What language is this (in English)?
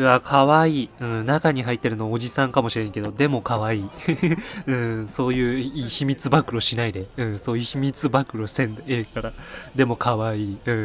Japanese